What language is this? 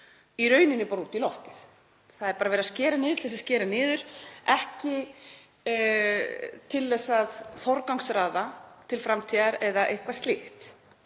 Icelandic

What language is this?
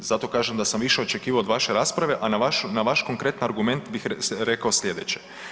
Croatian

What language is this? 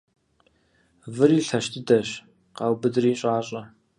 Kabardian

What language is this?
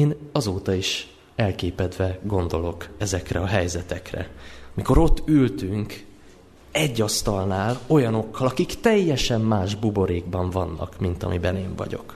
Hungarian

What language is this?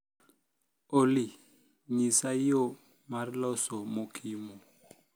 Luo (Kenya and Tanzania)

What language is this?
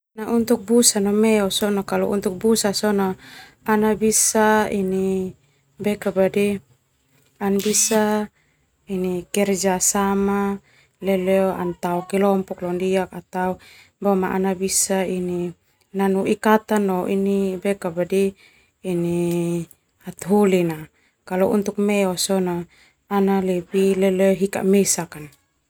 Termanu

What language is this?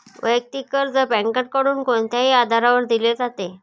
Marathi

